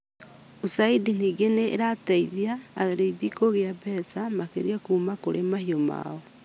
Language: Kikuyu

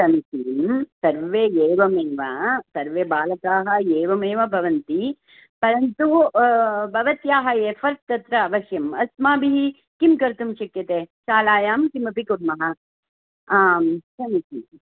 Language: Sanskrit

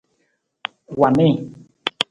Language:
Nawdm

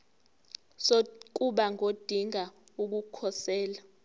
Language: Zulu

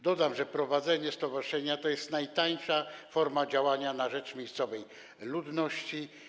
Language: Polish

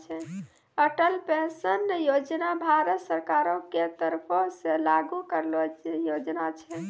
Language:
Maithili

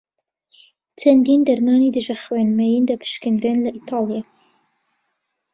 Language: Central Kurdish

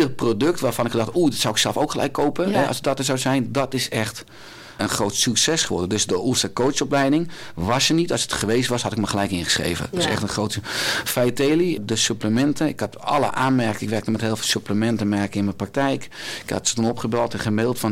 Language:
Dutch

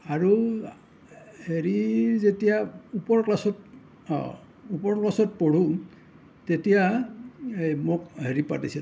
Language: Assamese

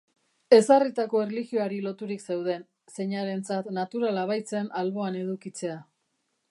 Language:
Basque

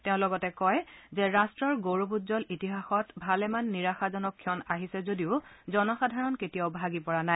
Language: Assamese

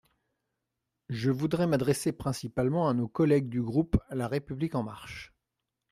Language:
French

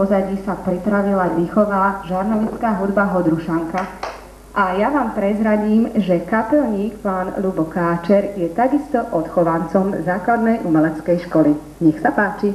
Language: Czech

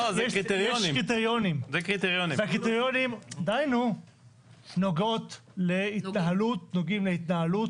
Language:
Hebrew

